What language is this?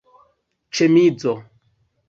Esperanto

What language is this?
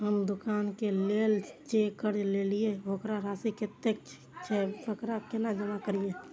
Maithili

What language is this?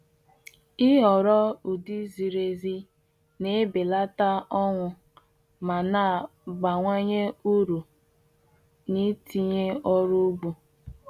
Igbo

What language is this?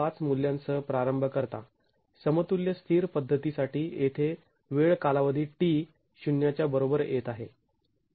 Marathi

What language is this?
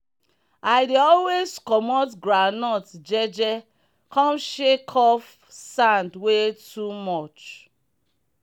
Nigerian Pidgin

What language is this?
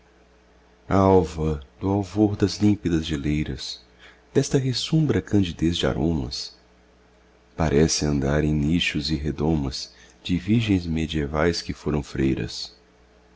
Portuguese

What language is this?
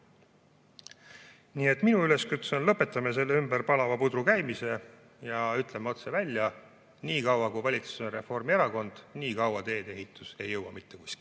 Estonian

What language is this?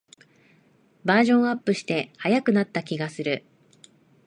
Japanese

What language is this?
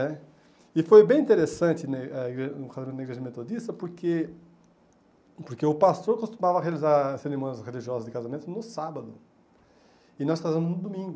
Portuguese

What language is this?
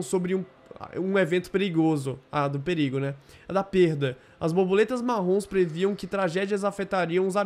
Portuguese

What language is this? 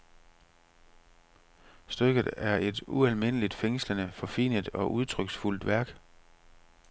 Danish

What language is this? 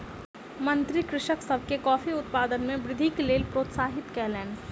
Maithili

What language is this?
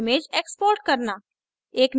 Hindi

